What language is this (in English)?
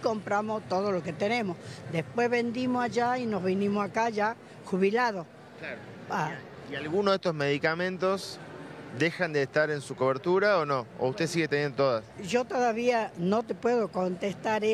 Spanish